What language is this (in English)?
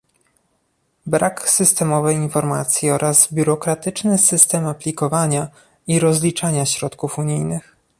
Polish